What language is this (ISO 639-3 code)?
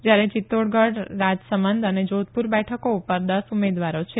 guj